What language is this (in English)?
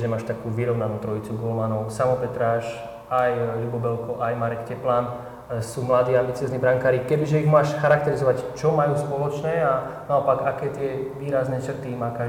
Slovak